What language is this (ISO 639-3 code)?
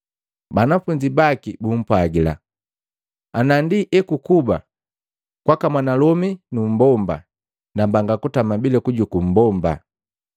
mgv